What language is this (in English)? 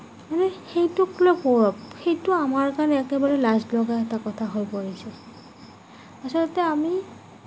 Assamese